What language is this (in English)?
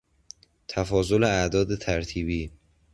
Persian